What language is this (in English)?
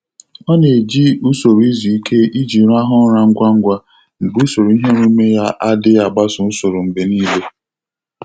Igbo